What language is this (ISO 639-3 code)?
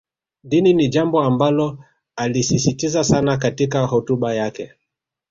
swa